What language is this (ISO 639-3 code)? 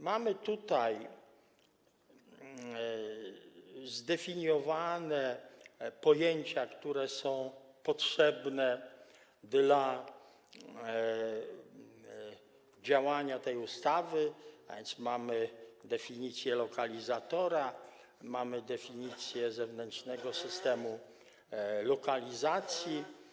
pol